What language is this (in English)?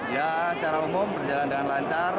Indonesian